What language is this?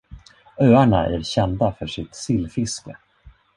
Swedish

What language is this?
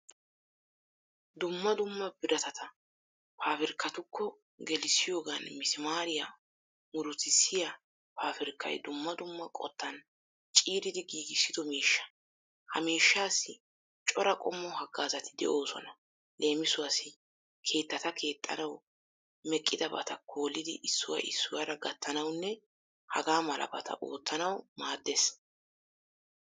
Wolaytta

